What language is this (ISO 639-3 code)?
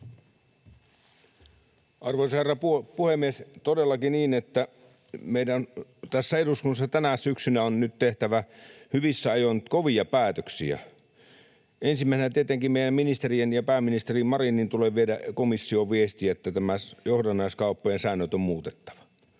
fin